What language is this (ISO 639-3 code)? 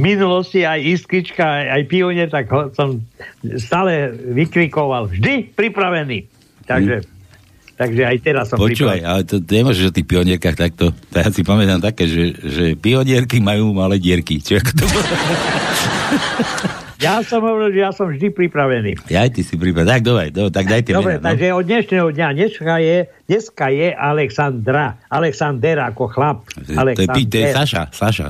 slk